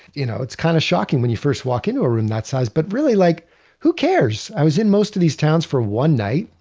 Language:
English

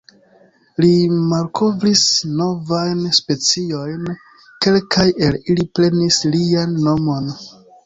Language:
Esperanto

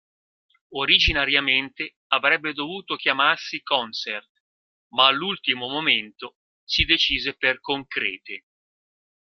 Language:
Italian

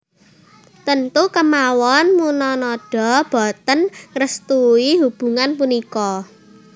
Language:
Javanese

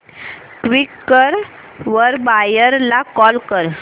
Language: Marathi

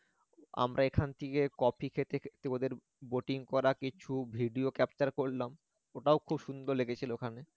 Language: Bangla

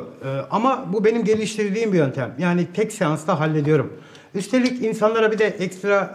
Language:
Turkish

